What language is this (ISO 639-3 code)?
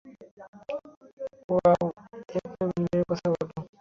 ben